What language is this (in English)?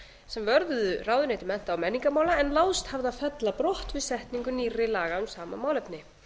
Icelandic